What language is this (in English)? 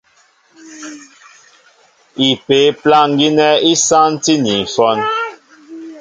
Mbo (Cameroon)